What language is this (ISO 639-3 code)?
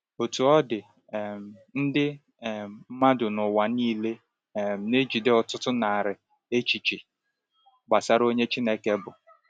ibo